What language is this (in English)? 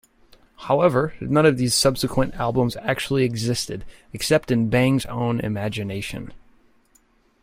English